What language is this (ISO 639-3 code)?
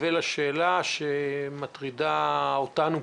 heb